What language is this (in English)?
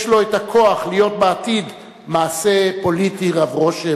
Hebrew